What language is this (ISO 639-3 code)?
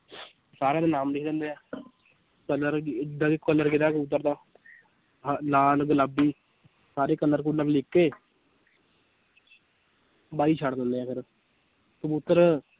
pan